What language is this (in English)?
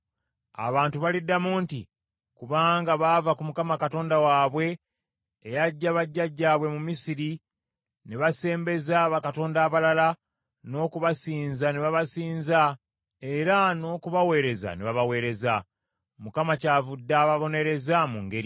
Ganda